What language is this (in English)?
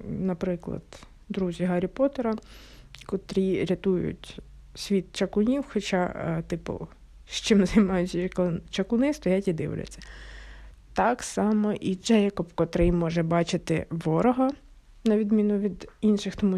Ukrainian